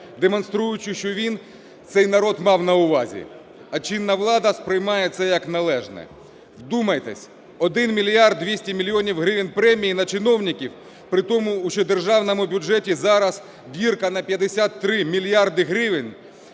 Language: Ukrainian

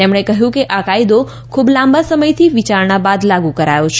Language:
Gujarati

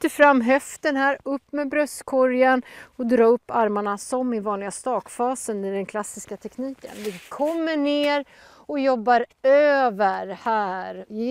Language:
Swedish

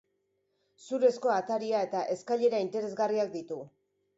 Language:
Basque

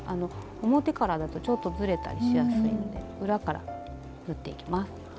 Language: Japanese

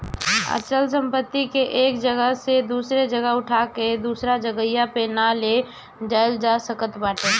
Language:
Bhojpuri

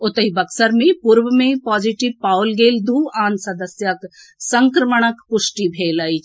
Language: Maithili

